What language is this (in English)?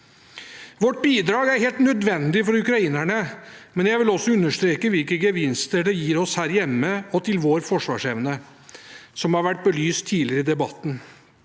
Norwegian